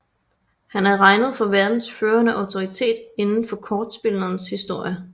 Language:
Danish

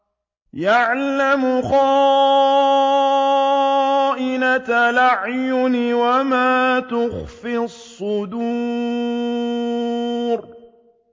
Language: Arabic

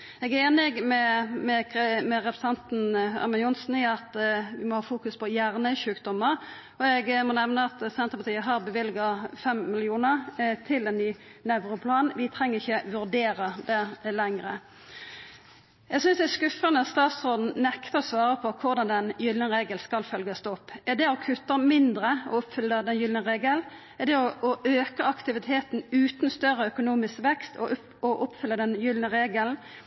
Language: Norwegian Nynorsk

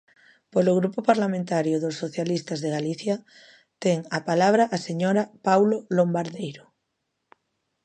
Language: Galician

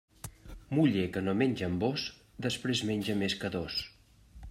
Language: Catalan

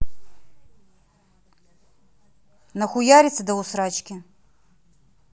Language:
Russian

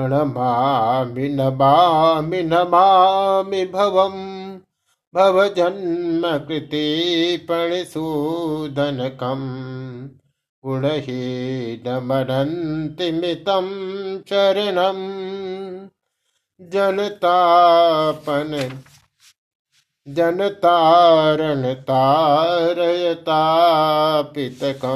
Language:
Hindi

